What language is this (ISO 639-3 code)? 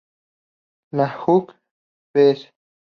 spa